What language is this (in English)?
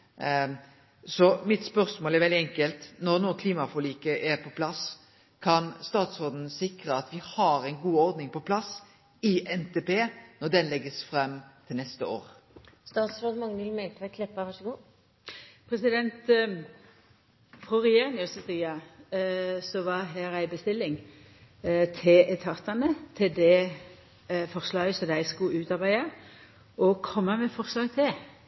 Norwegian Nynorsk